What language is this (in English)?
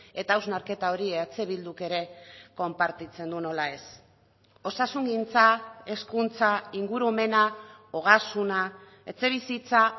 Basque